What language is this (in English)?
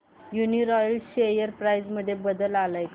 Marathi